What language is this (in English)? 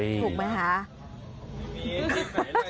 Thai